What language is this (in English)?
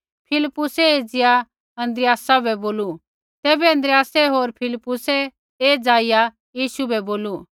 Kullu Pahari